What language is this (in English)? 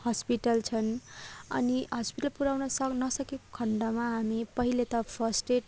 Nepali